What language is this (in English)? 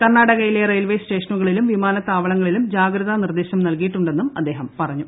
Malayalam